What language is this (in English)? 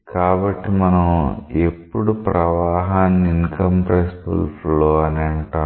Telugu